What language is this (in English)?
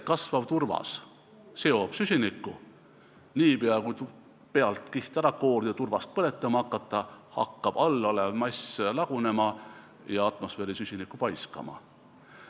Estonian